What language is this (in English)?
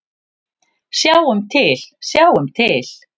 Icelandic